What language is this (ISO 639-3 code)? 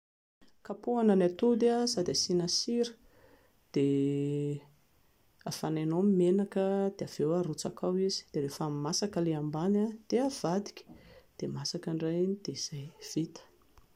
mlg